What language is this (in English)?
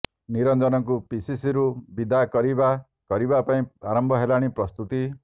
Odia